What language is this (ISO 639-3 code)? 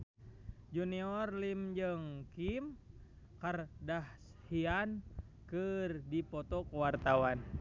sun